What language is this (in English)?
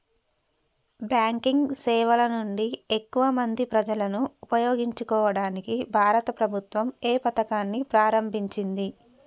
Telugu